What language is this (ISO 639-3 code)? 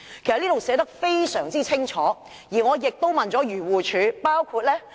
yue